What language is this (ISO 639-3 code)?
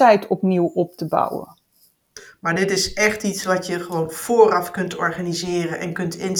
nld